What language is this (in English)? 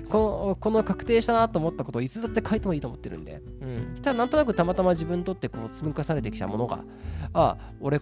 Japanese